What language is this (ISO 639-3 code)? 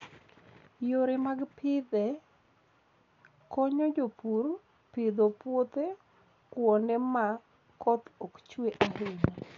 luo